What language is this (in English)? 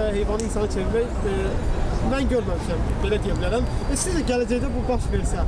Azerbaijani